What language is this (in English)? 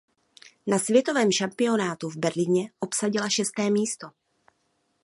Czech